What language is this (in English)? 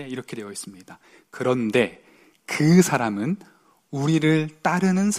Korean